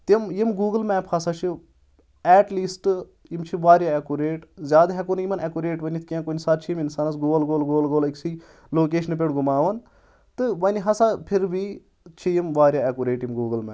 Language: Kashmiri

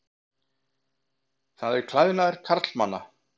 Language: Icelandic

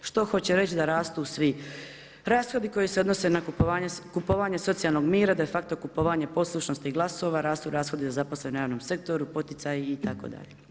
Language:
Croatian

